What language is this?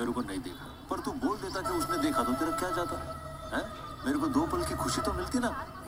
Gujarati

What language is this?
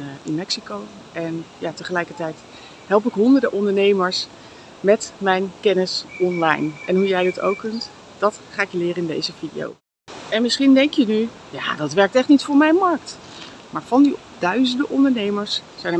Dutch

